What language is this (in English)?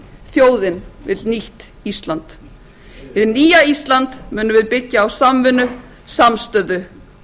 Icelandic